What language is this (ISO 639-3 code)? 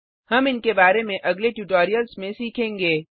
hin